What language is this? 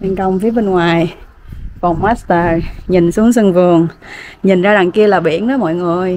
Vietnamese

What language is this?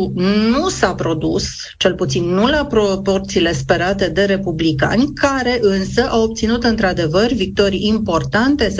Romanian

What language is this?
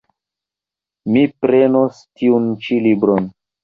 Esperanto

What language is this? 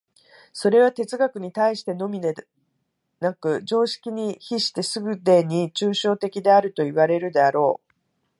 Japanese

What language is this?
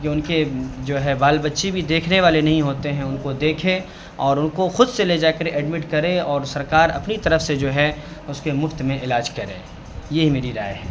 Urdu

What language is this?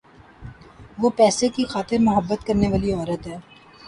Urdu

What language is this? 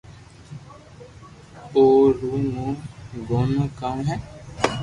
Loarki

